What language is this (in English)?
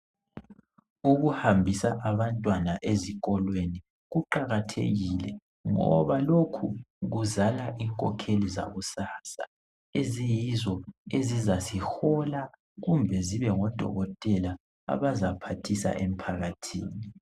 North Ndebele